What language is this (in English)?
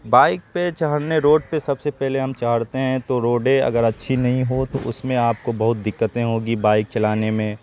Urdu